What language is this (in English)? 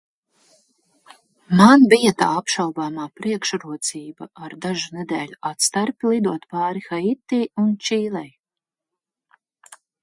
Latvian